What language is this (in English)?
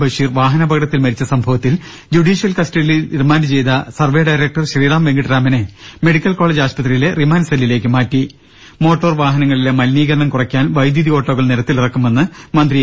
Malayalam